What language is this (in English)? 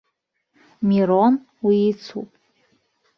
Abkhazian